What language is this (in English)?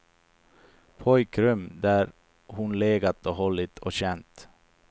Swedish